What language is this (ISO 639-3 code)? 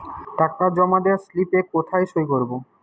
ben